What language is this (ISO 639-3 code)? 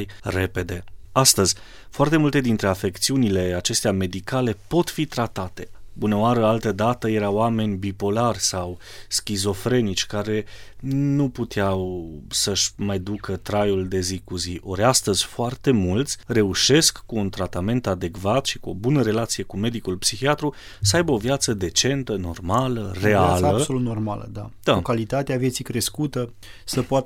ron